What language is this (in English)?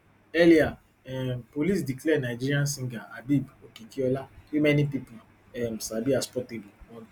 Nigerian Pidgin